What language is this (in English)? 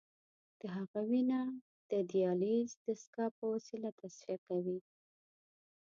Pashto